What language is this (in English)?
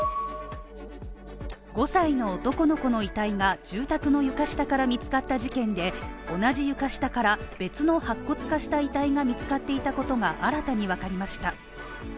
Japanese